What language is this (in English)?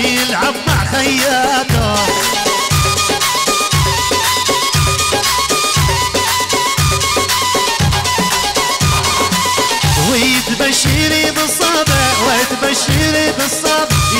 Arabic